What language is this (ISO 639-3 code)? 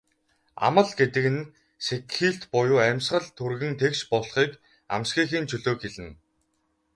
mon